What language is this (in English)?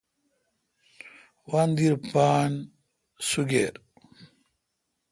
Kalkoti